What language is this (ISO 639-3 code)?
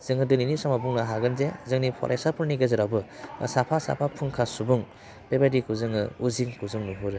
brx